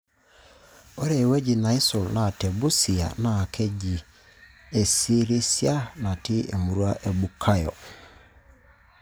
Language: Masai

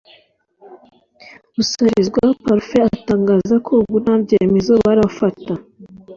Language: Kinyarwanda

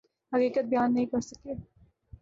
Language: Urdu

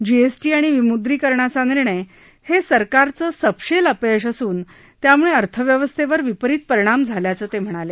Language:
Marathi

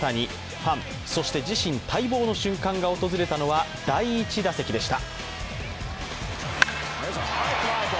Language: Japanese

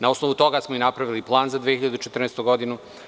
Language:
Serbian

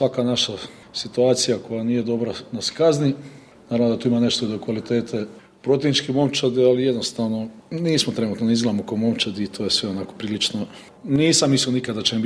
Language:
Croatian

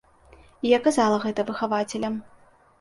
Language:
Belarusian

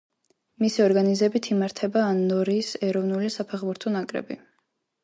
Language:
Georgian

